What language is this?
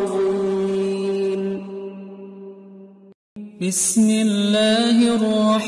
Indonesian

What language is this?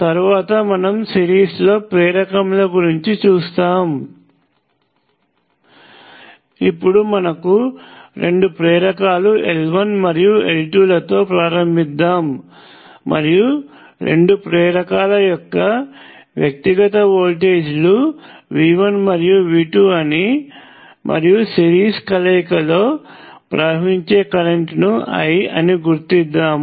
Telugu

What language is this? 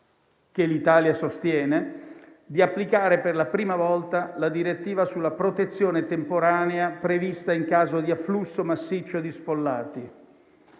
Italian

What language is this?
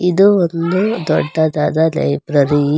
Kannada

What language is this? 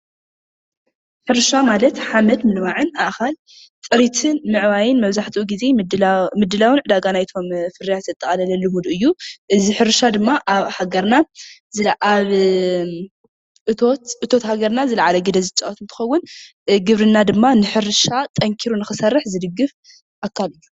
Tigrinya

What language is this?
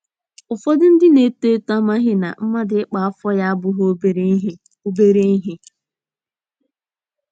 Igbo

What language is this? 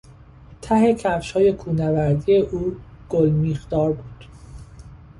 Persian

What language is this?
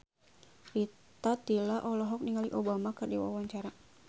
Sundanese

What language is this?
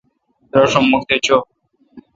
Kalkoti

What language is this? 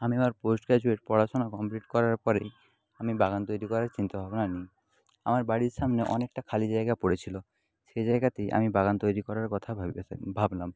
Bangla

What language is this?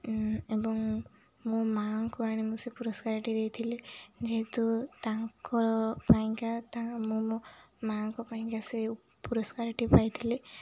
Odia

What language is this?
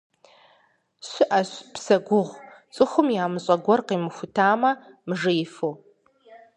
Kabardian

